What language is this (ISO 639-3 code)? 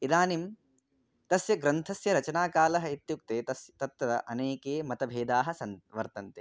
san